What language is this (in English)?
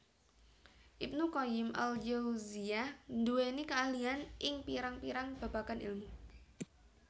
Javanese